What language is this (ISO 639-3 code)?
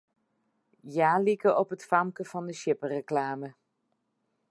fry